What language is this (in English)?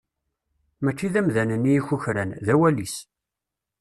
Kabyle